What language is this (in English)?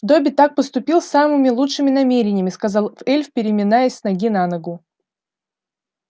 Russian